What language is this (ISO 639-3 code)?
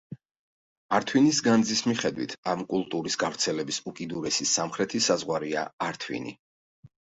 kat